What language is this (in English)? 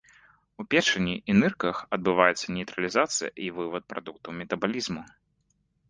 Belarusian